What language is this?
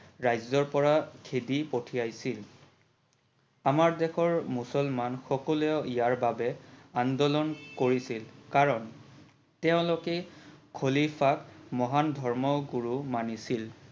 Assamese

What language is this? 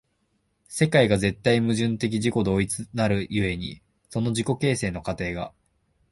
Japanese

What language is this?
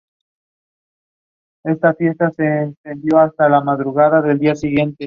Spanish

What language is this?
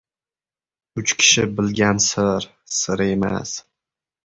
Uzbek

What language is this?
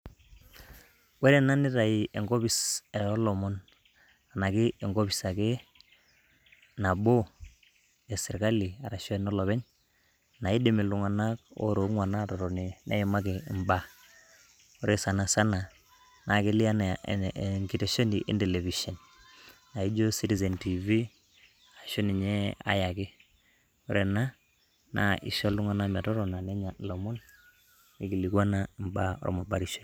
Masai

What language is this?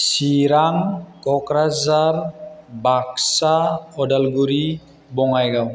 Bodo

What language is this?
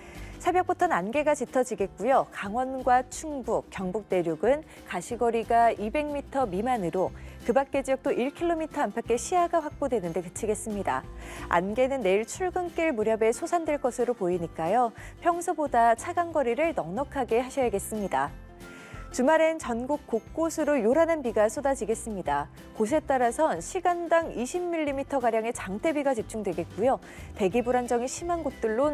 Korean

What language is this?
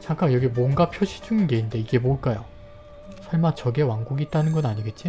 Korean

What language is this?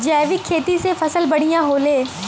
Bhojpuri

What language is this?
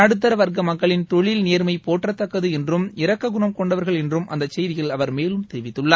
Tamil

